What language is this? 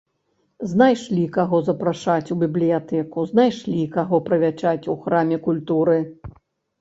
Belarusian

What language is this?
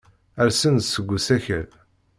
Kabyle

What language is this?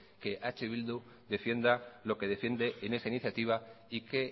Spanish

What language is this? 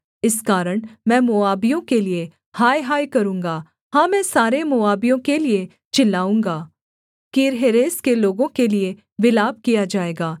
Hindi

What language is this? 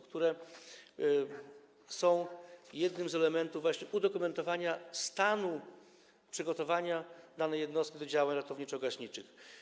Polish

